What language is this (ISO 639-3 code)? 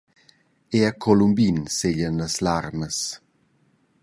roh